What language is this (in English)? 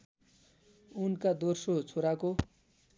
Nepali